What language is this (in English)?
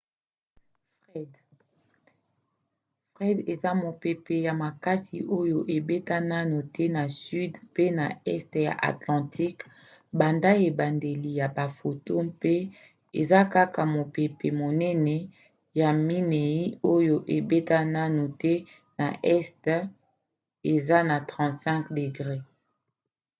Lingala